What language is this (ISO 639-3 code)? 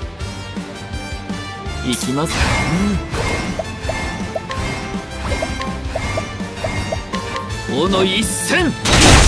jpn